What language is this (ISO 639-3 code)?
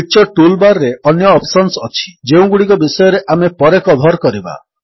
ori